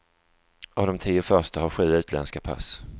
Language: Swedish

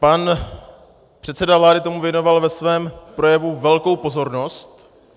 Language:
Czech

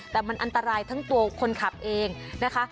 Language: Thai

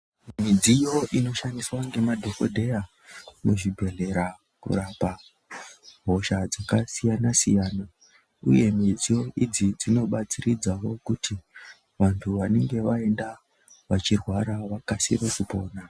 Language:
Ndau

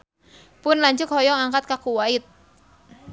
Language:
Sundanese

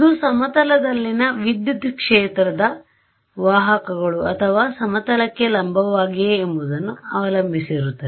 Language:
Kannada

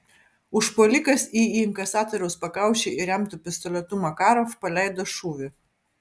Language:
Lithuanian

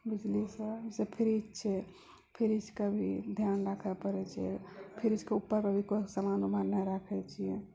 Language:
Maithili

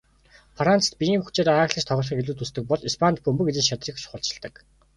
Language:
Mongolian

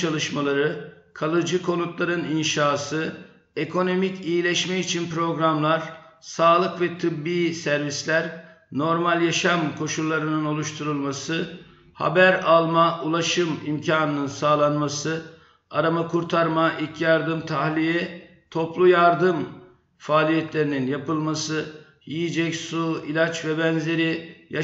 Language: Turkish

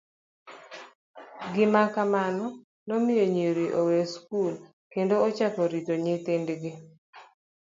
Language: Luo (Kenya and Tanzania)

